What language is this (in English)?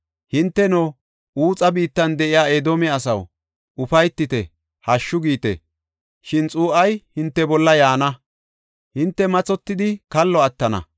Gofa